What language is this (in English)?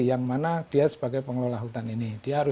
Indonesian